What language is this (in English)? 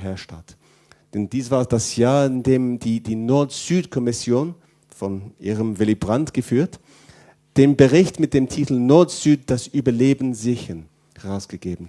German